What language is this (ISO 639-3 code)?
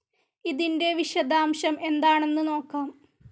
mal